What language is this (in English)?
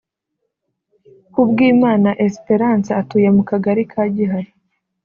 Kinyarwanda